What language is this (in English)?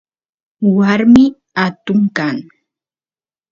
Santiago del Estero Quichua